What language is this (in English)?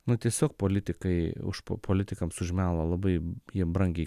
Lithuanian